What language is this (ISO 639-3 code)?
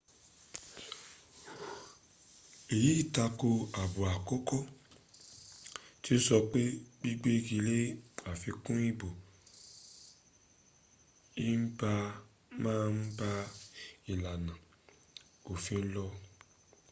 yor